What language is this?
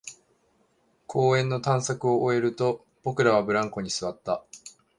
Japanese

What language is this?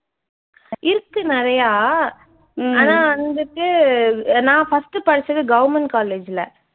Tamil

